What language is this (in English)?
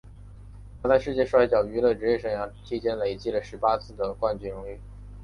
Chinese